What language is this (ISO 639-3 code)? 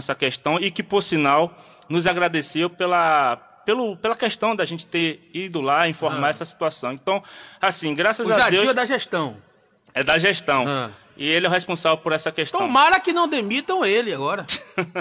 por